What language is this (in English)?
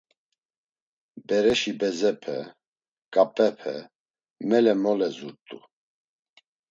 Laz